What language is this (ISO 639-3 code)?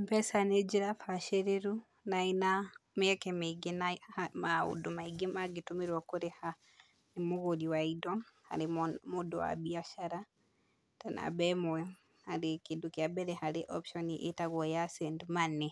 kik